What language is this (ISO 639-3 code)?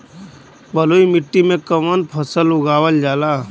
bho